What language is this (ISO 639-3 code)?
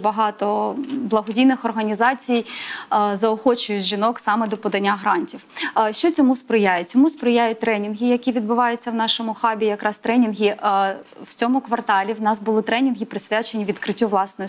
ukr